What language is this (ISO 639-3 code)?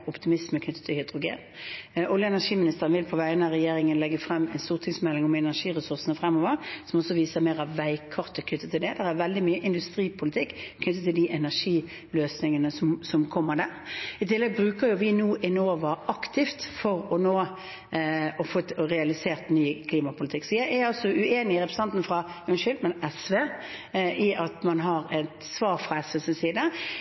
nob